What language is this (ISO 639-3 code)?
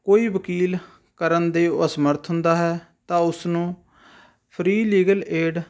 pan